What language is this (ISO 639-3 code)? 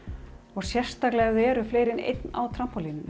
isl